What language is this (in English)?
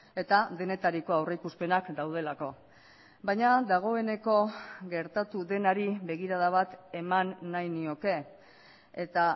Basque